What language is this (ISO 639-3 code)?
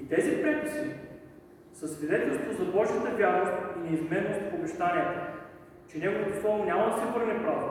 bul